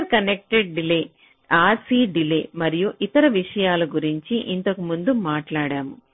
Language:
Telugu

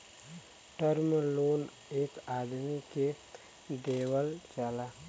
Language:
Bhojpuri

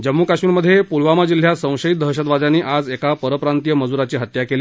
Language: Marathi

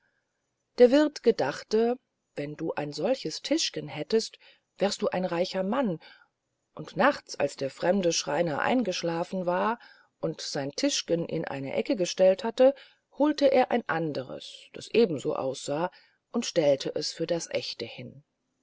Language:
German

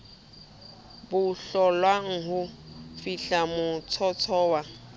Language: Southern Sotho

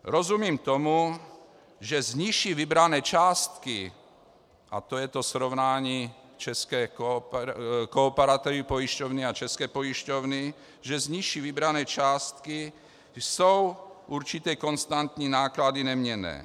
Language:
Czech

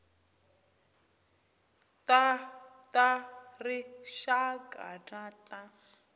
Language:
Tsonga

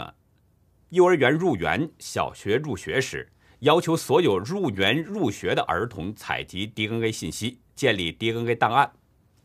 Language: Chinese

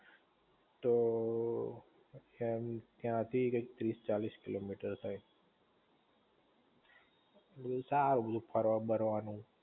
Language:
Gujarati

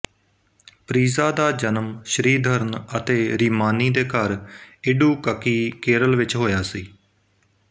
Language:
Punjabi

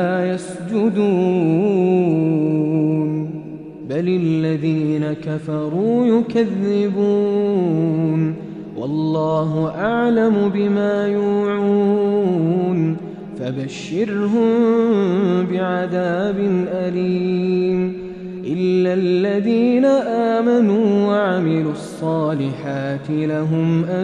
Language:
Arabic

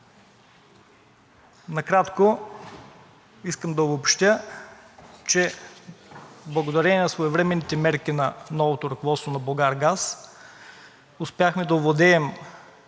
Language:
Bulgarian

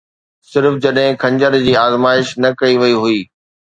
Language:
Sindhi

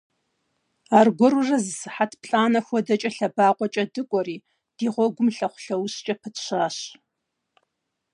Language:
Kabardian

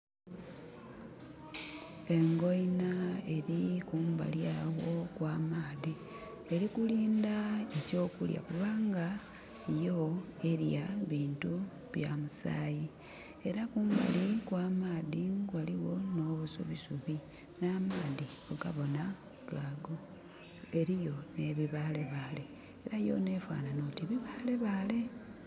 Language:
Soga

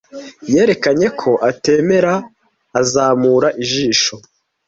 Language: Kinyarwanda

